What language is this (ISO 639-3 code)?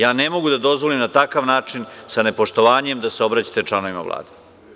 srp